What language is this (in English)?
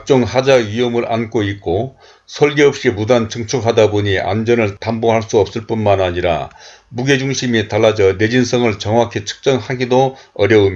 Korean